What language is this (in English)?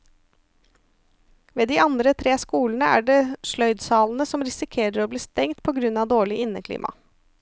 Norwegian